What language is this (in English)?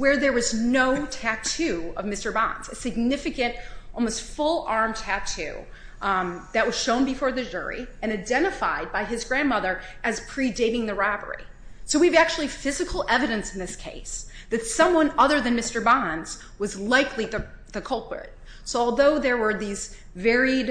English